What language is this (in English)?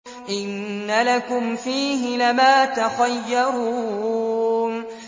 Arabic